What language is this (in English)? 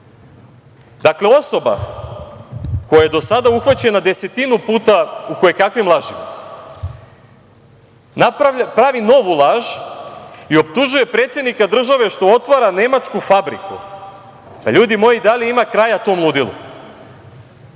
Serbian